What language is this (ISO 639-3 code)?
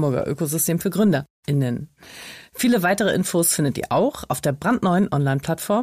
deu